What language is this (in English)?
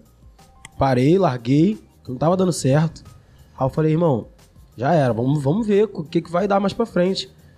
Portuguese